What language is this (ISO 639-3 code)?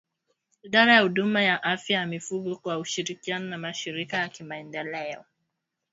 swa